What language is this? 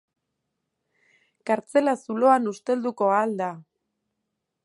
Basque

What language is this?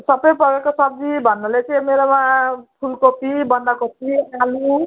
Nepali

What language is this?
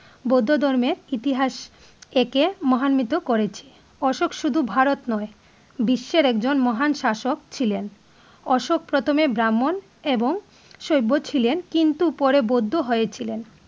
Bangla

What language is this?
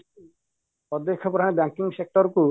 Odia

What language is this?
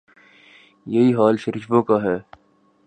Urdu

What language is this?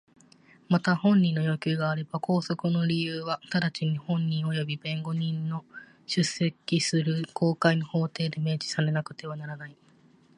Japanese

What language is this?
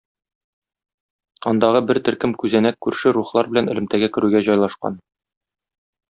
Tatar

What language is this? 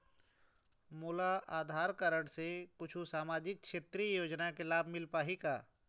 Chhattisgarhi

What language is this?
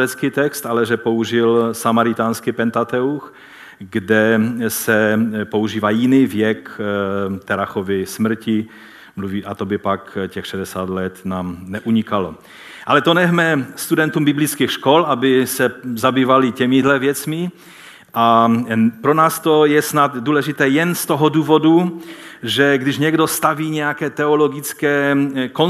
Czech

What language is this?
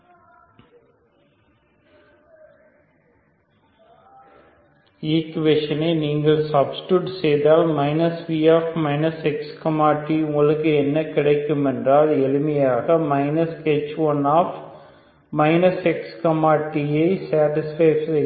Tamil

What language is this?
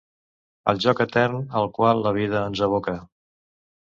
Catalan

